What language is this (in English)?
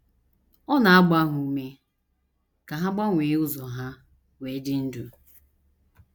Igbo